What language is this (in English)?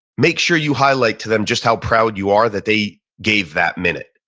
English